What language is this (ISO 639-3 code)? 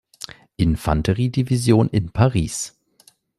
deu